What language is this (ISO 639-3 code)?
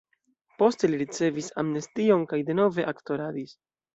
epo